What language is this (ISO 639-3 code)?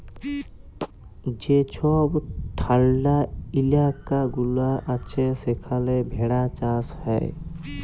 ben